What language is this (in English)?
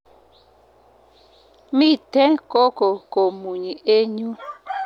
Kalenjin